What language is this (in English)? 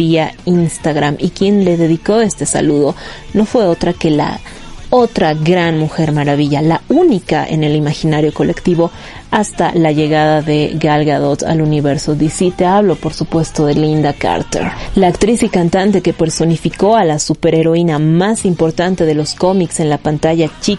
Spanish